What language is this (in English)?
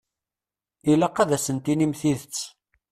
Kabyle